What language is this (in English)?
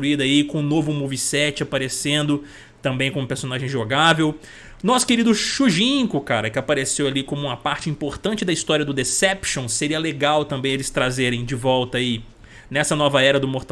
Portuguese